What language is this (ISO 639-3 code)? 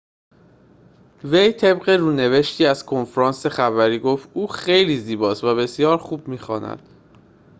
fas